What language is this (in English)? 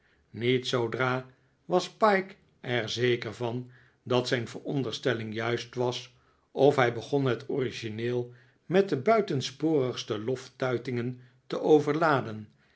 Dutch